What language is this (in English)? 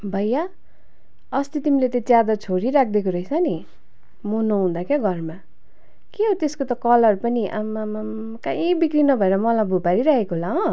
Nepali